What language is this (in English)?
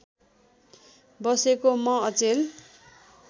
Nepali